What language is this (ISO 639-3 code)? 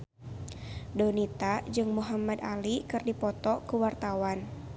sun